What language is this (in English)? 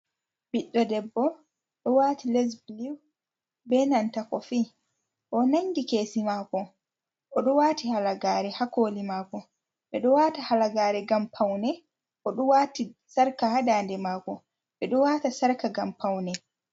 Fula